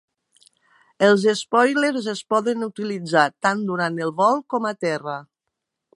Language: Catalan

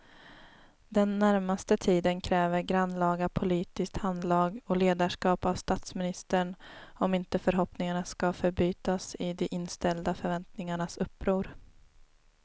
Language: Swedish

